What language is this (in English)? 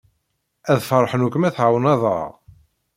Kabyle